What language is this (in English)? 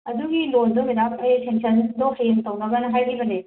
Manipuri